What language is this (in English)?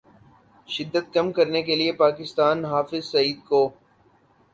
Urdu